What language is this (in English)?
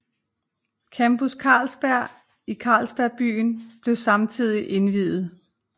Danish